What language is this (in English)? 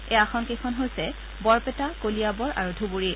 Assamese